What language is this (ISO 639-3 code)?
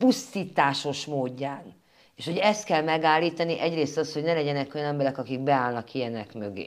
hun